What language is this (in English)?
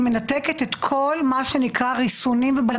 Hebrew